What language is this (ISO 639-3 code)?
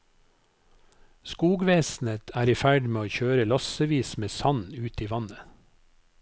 nor